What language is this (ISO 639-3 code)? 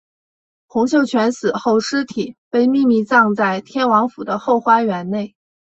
zho